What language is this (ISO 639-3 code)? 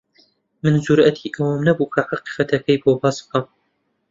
ckb